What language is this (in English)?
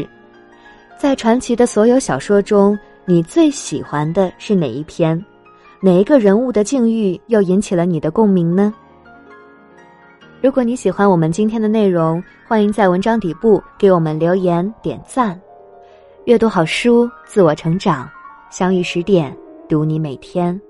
Chinese